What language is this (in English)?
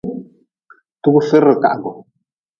Nawdm